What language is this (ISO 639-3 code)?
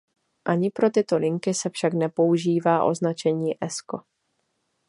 ces